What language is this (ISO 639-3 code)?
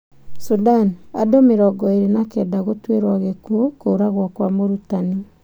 kik